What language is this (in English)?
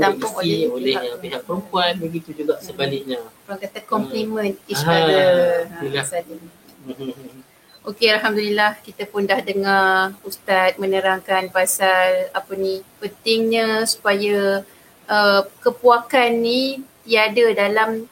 Malay